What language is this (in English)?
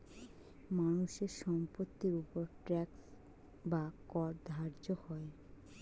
Bangla